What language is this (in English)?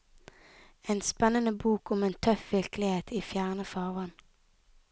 Norwegian